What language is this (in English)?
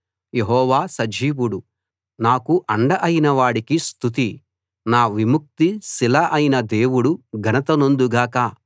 Telugu